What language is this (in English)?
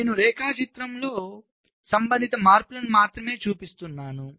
Telugu